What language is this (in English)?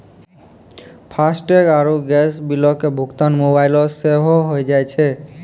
Maithili